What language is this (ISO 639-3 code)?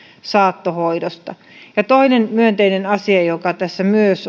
fin